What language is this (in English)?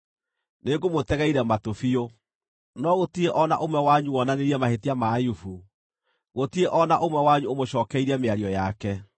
Kikuyu